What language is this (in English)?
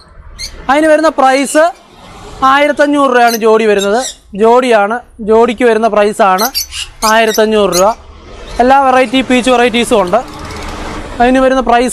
Turkish